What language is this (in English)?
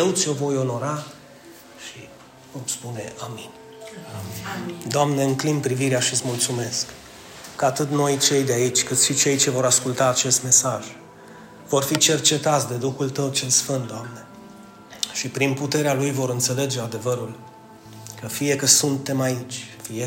Romanian